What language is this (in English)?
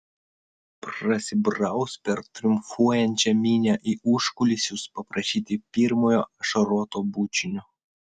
Lithuanian